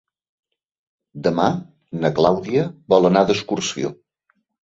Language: Catalan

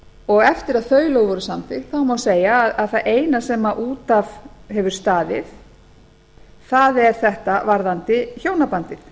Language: Icelandic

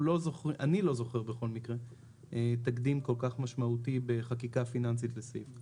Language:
Hebrew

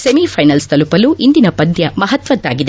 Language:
Kannada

